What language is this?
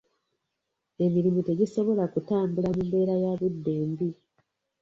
Ganda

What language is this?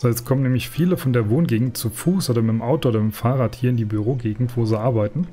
German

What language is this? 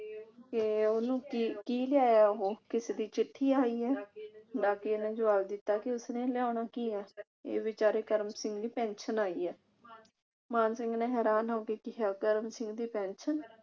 Punjabi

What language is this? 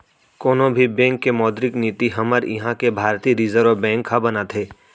Chhattisgarhi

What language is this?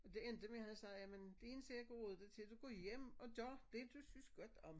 Danish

